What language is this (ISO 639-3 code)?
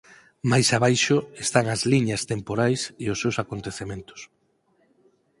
glg